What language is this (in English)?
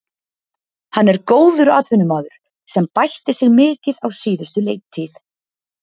Icelandic